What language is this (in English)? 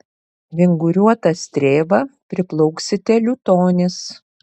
Lithuanian